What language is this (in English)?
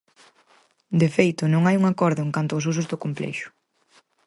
Galician